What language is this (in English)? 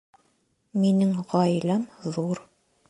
Bashkir